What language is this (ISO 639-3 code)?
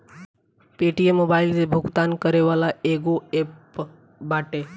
bho